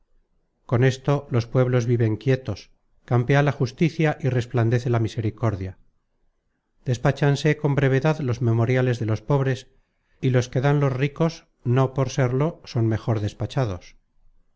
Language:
Spanish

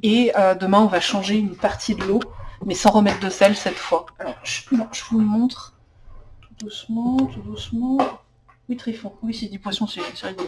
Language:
French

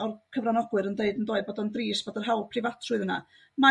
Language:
Welsh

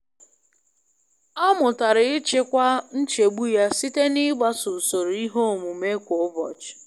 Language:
Igbo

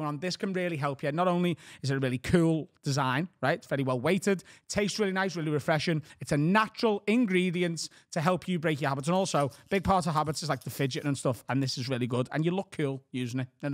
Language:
English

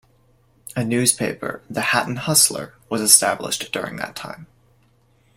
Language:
English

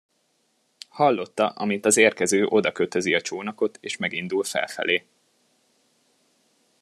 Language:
Hungarian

